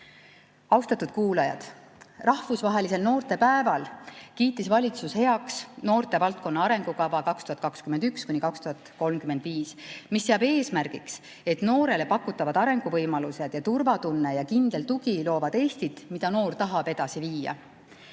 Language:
Estonian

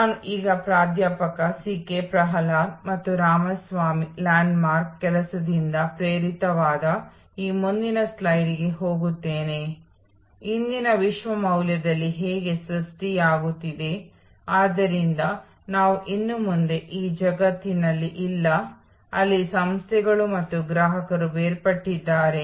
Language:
Kannada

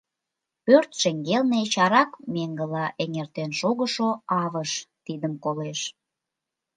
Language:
Mari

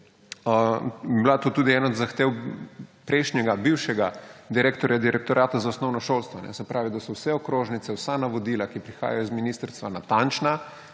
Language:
Slovenian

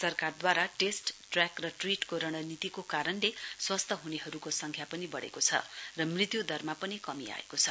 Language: Nepali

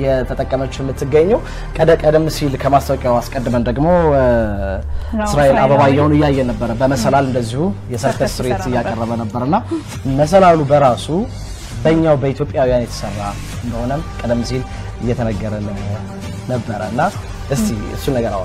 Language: Arabic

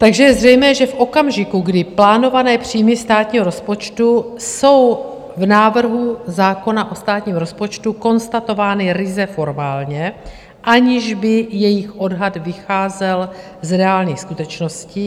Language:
Czech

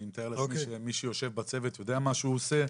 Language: Hebrew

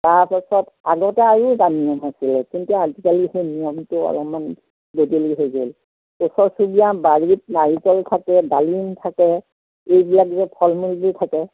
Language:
Assamese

